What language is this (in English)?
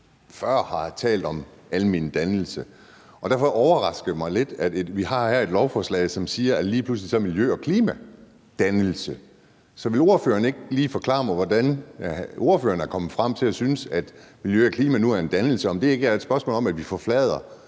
Danish